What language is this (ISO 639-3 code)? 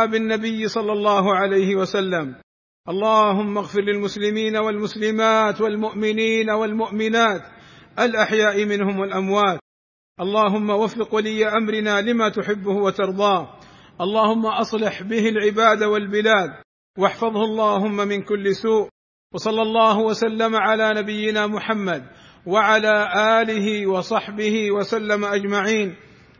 ara